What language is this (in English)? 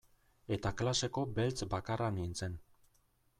Basque